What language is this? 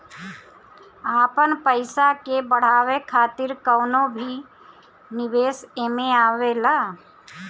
Bhojpuri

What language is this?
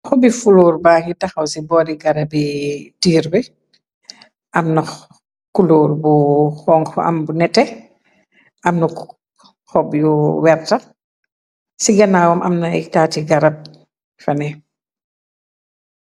Wolof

